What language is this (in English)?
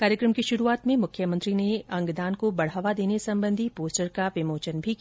Hindi